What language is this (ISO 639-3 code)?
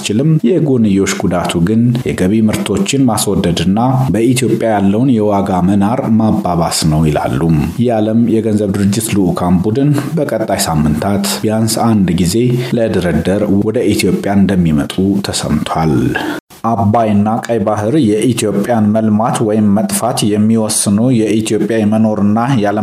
amh